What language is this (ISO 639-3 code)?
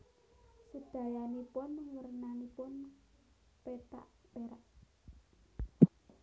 jav